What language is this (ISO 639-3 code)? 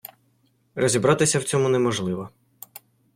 ukr